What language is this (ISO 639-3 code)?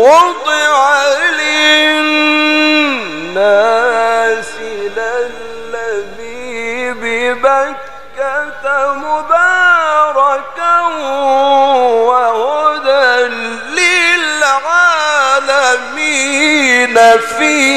ara